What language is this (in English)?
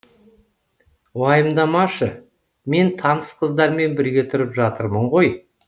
Kazakh